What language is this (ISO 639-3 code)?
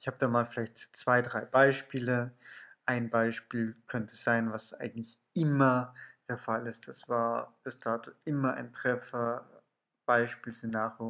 deu